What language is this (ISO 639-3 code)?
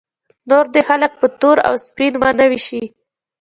pus